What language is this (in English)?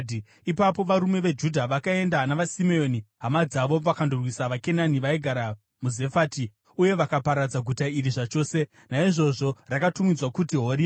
Shona